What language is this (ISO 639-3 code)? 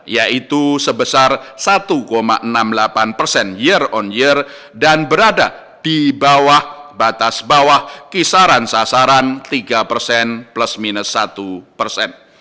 ind